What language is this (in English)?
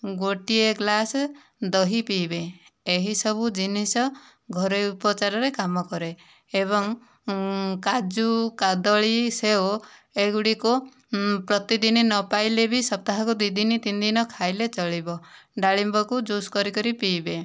Odia